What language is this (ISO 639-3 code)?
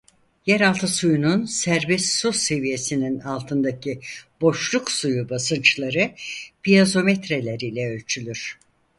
tur